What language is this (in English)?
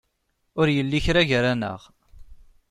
Kabyle